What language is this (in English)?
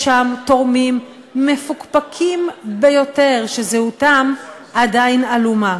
Hebrew